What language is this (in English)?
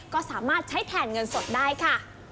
Thai